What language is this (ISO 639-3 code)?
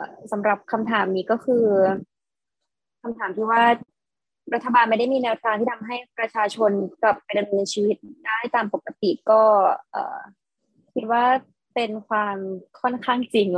tha